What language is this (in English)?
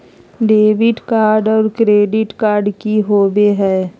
Magahi